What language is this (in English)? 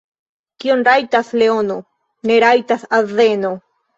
Esperanto